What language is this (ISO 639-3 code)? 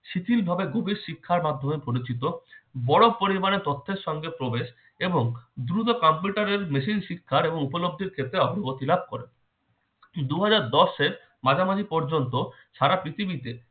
ben